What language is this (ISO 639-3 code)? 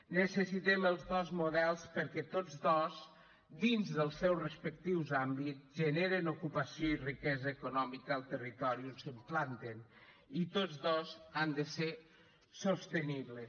cat